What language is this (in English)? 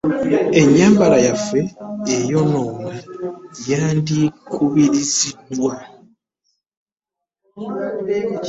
Ganda